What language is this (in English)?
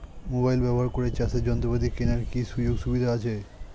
Bangla